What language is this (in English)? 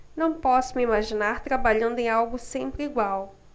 Portuguese